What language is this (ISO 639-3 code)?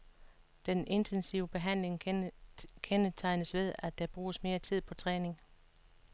dan